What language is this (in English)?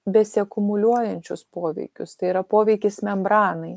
Lithuanian